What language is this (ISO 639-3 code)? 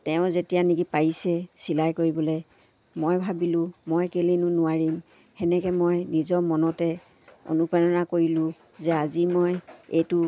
asm